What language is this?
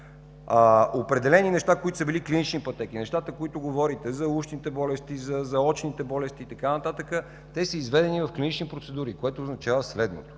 Bulgarian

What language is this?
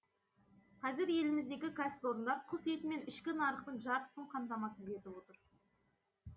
Kazakh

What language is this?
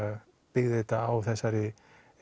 Icelandic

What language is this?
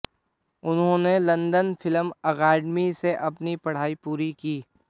Hindi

